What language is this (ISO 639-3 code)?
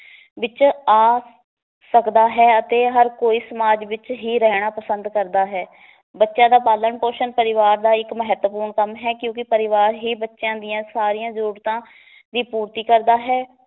pan